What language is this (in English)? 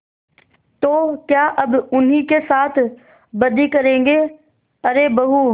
Hindi